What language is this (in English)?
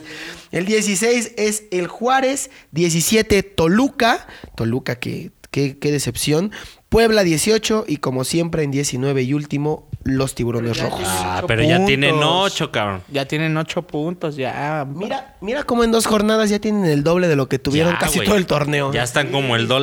Spanish